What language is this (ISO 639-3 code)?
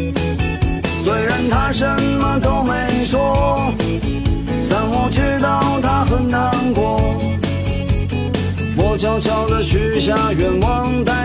zho